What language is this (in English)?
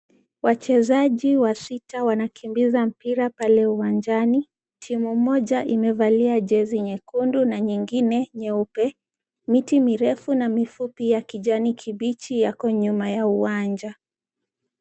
Swahili